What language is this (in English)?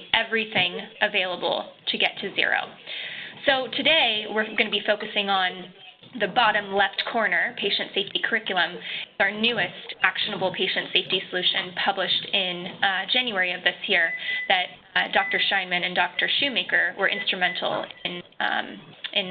English